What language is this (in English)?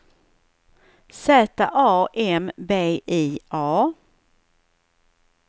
Swedish